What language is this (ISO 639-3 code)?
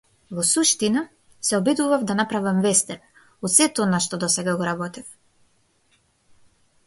mkd